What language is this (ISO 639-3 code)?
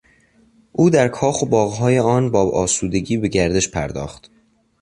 fas